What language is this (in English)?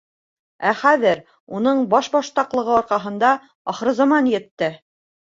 Bashkir